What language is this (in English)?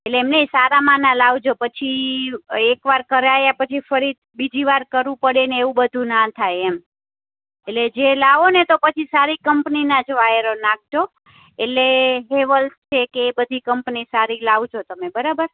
Gujarati